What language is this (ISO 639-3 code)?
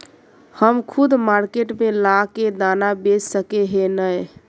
mag